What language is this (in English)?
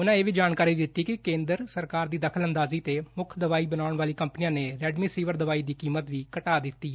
Punjabi